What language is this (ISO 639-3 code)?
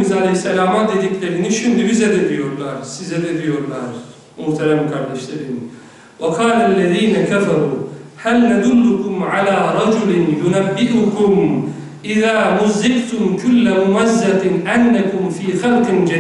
tur